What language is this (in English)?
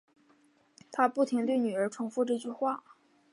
Chinese